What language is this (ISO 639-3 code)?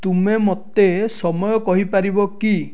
ori